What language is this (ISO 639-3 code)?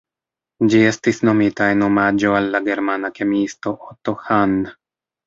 epo